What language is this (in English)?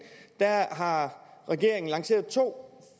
Danish